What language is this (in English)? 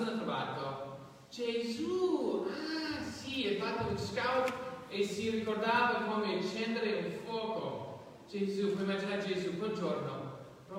Italian